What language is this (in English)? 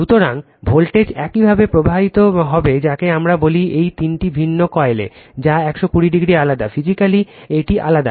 Bangla